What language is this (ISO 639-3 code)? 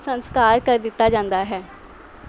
pan